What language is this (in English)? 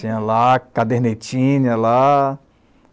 Portuguese